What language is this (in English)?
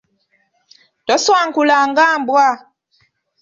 Ganda